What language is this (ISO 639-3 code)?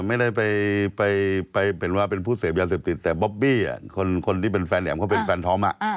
tha